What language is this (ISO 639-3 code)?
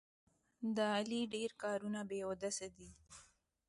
pus